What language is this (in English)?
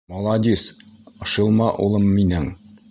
Bashkir